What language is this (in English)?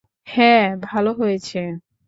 Bangla